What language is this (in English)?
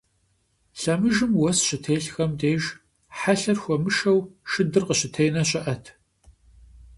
Kabardian